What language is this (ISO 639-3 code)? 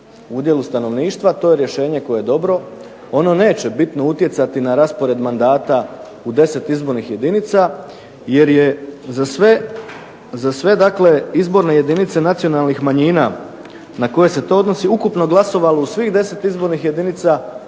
hrv